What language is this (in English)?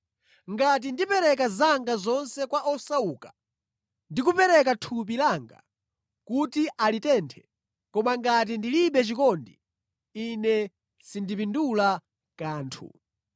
Nyanja